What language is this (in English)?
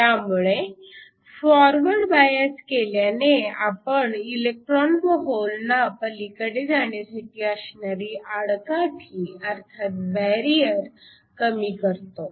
Marathi